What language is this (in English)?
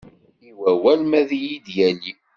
Kabyle